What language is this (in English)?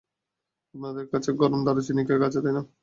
Bangla